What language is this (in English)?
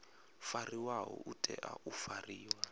Venda